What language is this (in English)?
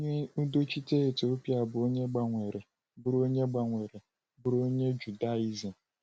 Igbo